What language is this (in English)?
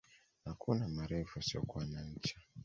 Swahili